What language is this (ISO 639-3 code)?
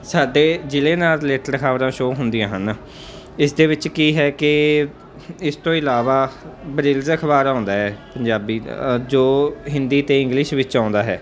pan